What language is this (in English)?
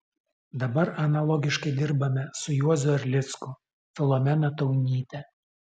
Lithuanian